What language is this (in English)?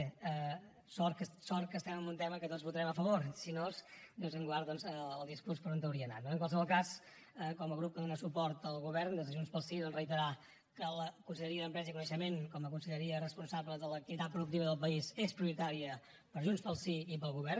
Catalan